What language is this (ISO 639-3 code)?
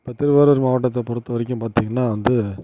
tam